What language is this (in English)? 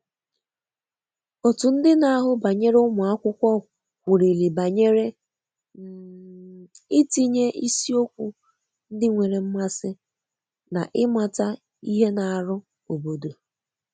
Igbo